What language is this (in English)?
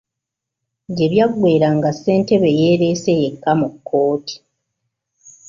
Ganda